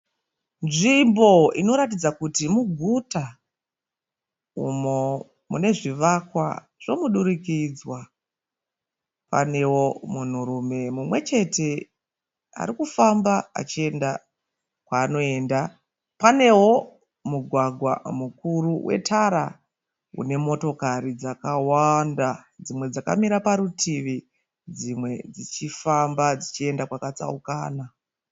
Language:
Shona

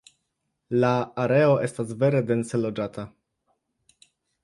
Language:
Esperanto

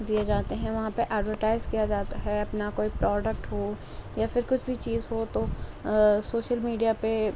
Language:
Urdu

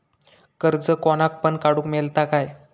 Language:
Marathi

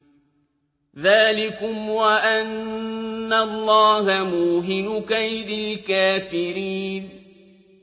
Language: Arabic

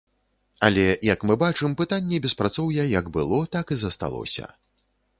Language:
Belarusian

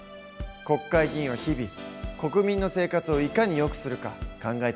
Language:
Japanese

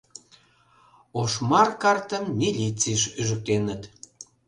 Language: Mari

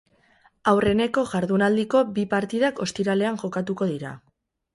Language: Basque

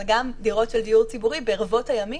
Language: Hebrew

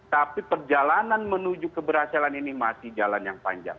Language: Indonesian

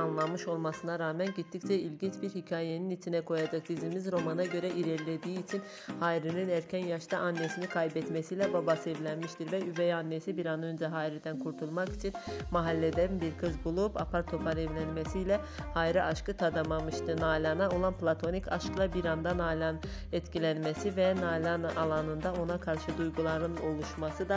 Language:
Turkish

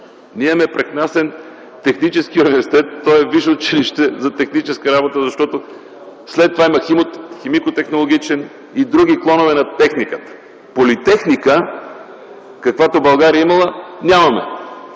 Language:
Bulgarian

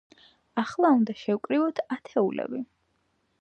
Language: Georgian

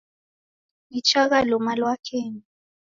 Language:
Taita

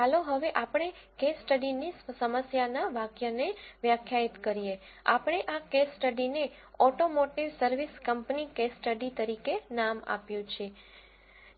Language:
Gujarati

